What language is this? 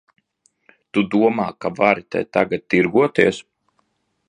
Latvian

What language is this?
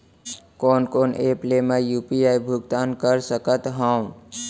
Chhattisgarhi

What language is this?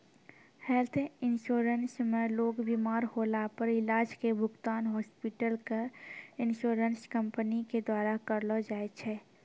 Maithili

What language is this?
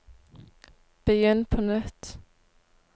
Norwegian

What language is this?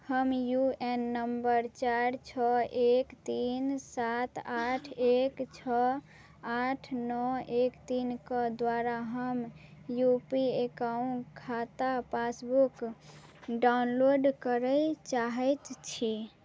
Maithili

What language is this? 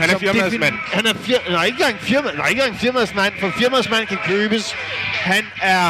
Danish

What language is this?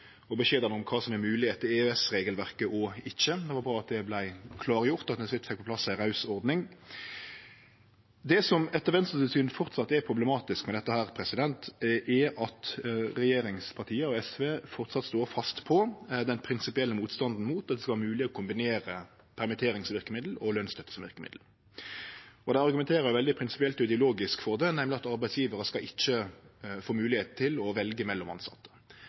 Norwegian Nynorsk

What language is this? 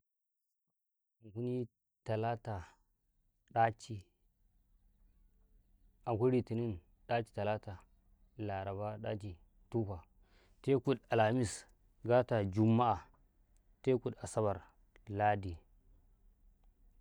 Karekare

